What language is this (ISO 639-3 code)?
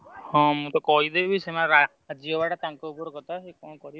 ori